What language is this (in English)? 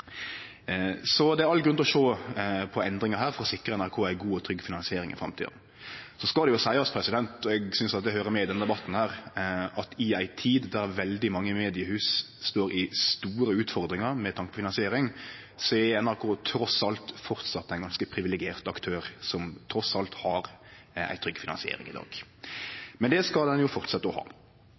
Norwegian Nynorsk